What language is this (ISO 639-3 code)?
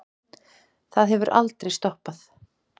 isl